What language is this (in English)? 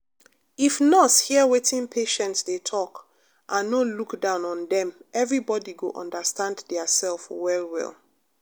Nigerian Pidgin